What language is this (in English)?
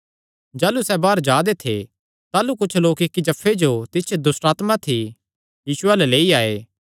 Kangri